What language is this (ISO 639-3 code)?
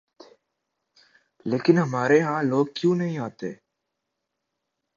urd